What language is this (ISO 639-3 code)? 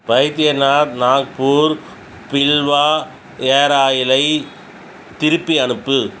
tam